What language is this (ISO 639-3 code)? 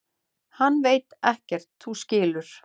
isl